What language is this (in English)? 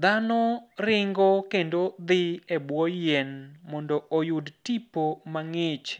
Luo (Kenya and Tanzania)